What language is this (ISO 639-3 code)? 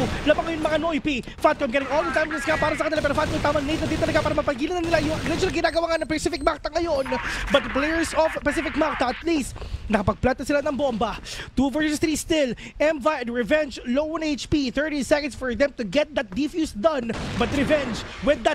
fil